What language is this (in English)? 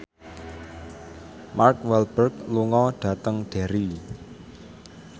Javanese